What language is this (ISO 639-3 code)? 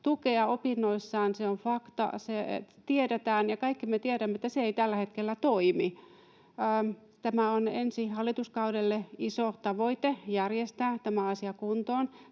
fin